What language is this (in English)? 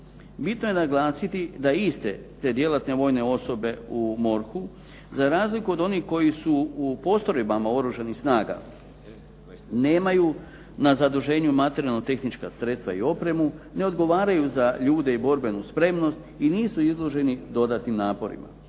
Croatian